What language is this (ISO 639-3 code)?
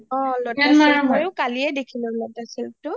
asm